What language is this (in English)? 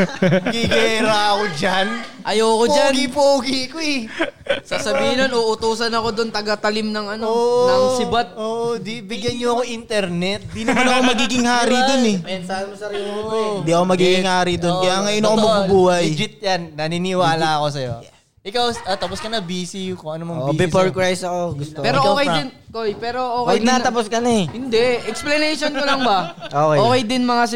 Filipino